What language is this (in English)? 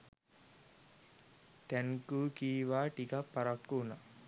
Sinhala